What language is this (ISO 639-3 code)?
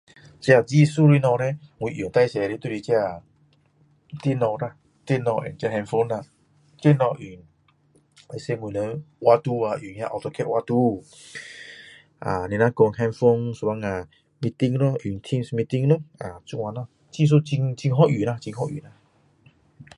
cdo